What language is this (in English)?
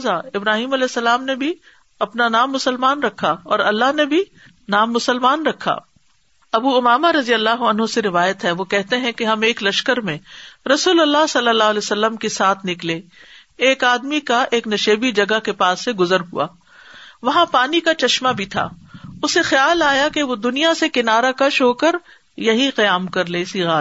Urdu